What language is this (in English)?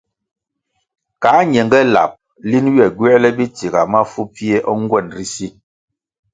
Kwasio